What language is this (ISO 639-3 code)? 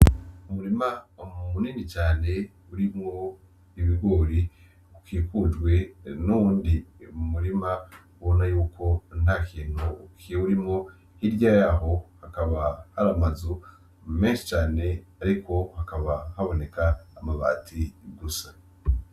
run